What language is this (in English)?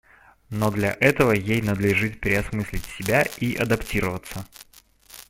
Russian